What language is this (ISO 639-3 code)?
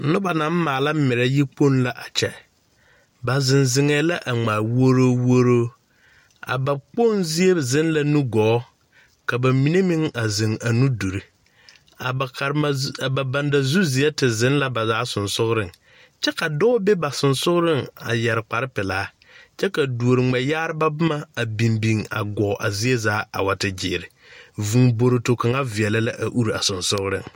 dga